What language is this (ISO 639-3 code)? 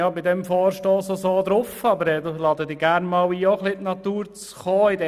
gsw